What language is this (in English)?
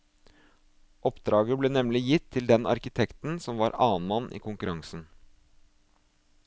Norwegian